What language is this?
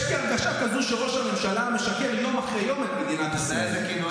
Hebrew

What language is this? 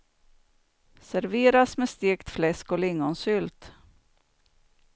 Swedish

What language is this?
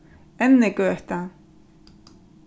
Faroese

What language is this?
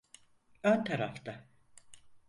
Turkish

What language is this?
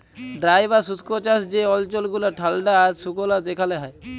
Bangla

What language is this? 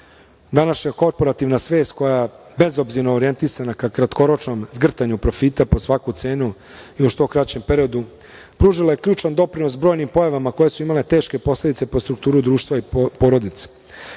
Serbian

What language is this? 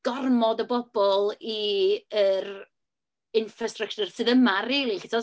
Welsh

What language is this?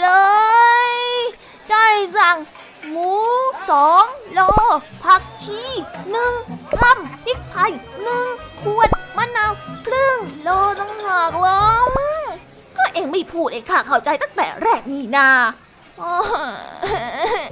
Thai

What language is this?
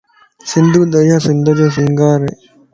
Lasi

